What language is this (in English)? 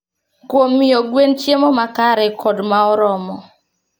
Luo (Kenya and Tanzania)